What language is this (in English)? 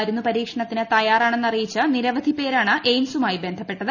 Malayalam